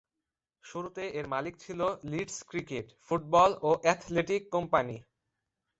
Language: Bangla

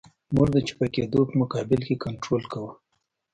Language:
Pashto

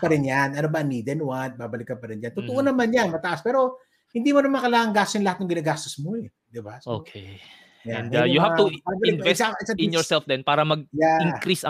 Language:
Filipino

